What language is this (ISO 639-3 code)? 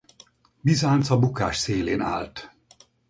hun